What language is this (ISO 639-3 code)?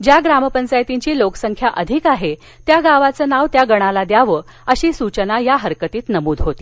mar